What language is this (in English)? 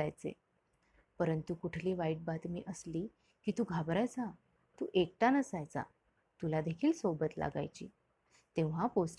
Marathi